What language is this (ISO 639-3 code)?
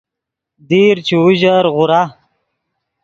ydg